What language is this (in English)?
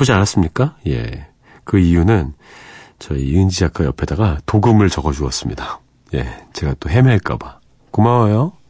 Korean